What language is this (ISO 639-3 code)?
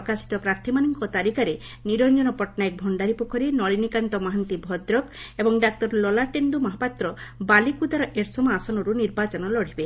ori